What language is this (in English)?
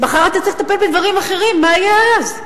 Hebrew